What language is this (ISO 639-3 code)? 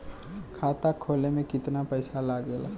bho